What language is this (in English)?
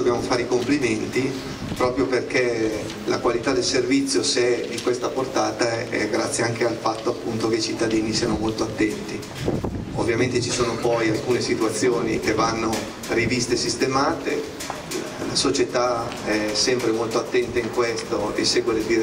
Italian